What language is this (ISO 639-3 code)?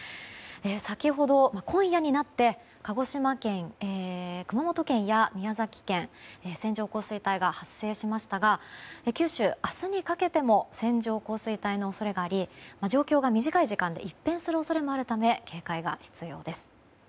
jpn